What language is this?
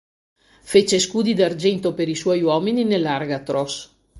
Italian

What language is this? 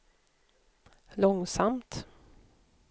Swedish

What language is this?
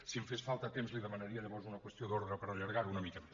Catalan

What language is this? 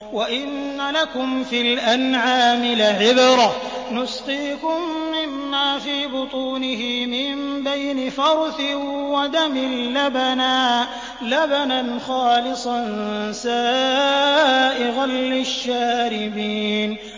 Arabic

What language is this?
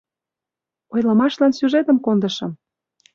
Mari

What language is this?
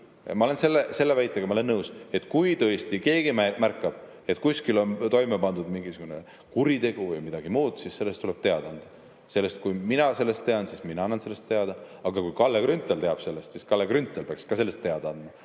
Estonian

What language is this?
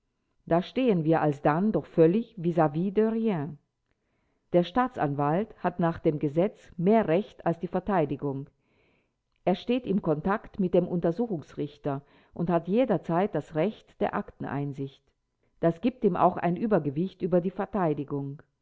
German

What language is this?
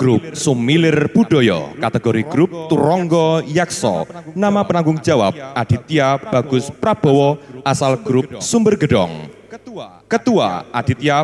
Indonesian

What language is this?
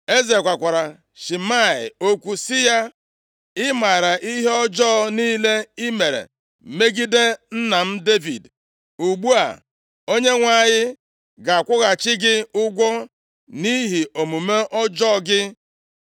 Igbo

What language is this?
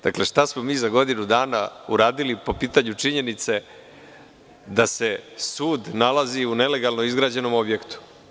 Serbian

